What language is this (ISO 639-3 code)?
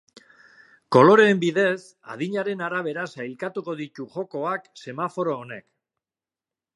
eus